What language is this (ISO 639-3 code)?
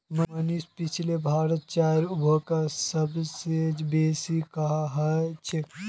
mag